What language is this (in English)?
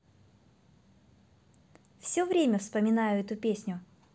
Russian